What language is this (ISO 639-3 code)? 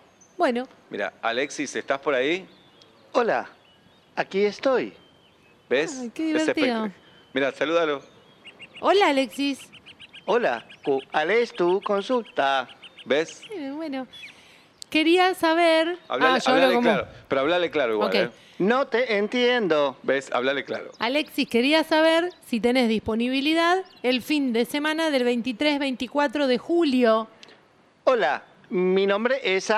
spa